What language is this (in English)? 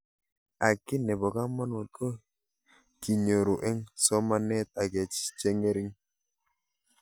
Kalenjin